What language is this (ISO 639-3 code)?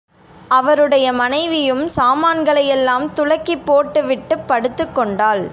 tam